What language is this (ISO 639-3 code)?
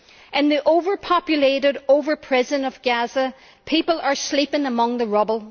eng